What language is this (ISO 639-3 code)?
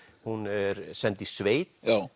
isl